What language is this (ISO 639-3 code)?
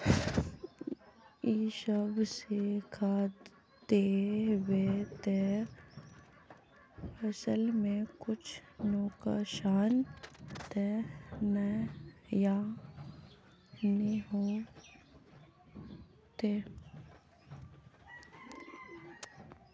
mag